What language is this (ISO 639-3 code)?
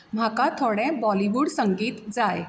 kok